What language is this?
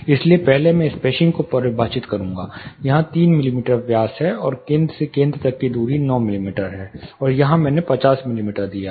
Hindi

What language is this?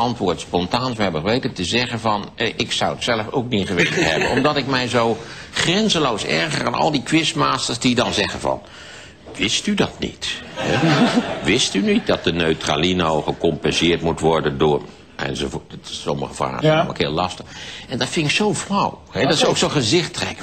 Dutch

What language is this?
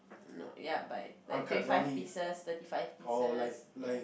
English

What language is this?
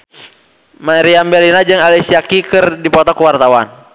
Sundanese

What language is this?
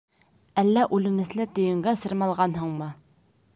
Bashkir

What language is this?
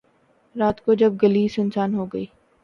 Urdu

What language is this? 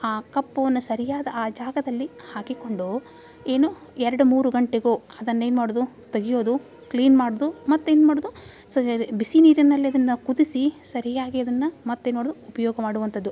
Kannada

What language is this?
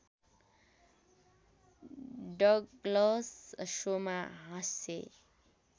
Nepali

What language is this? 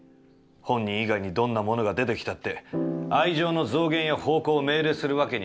Japanese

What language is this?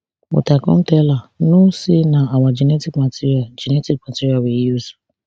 Nigerian Pidgin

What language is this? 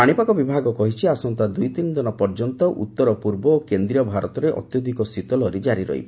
Odia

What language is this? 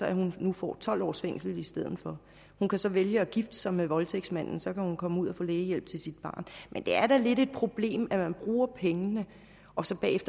Danish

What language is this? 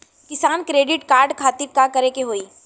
Bhojpuri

